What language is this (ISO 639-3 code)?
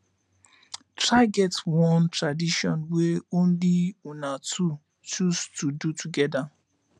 pcm